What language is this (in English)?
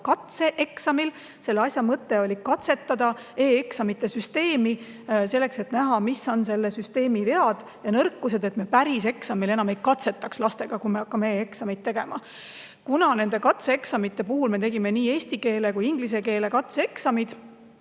Estonian